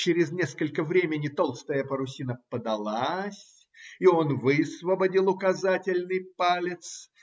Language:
Russian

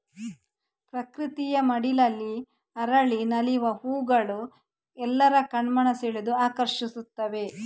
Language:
Kannada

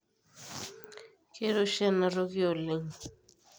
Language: Masai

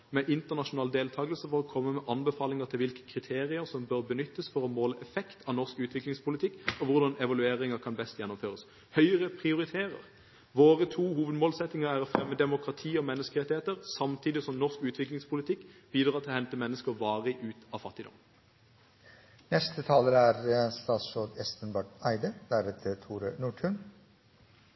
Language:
Norwegian Bokmål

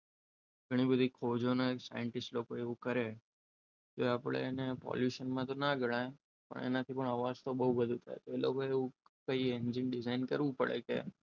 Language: Gujarati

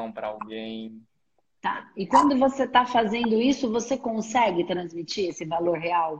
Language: Portuguese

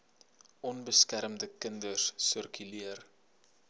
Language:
Afrikaans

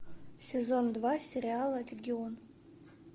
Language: Russian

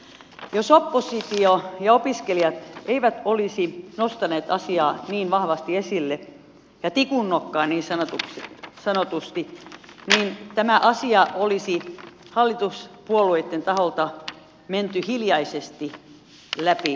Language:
Finnish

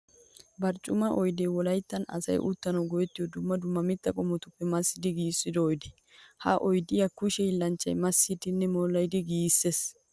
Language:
Wolaytta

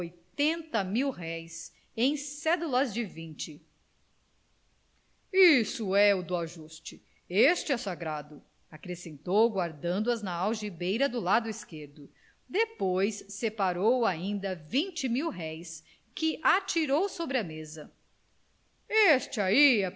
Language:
Portuguese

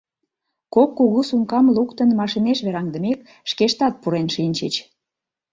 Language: Mari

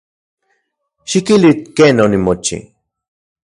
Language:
Central Puebla Nahuatl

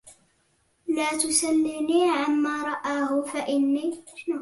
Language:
Arabic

